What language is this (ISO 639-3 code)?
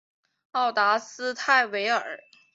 zho